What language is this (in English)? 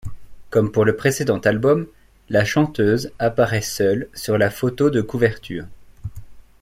French